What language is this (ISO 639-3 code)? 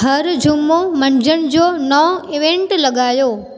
snd